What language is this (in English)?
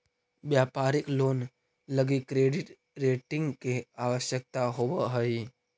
Magahi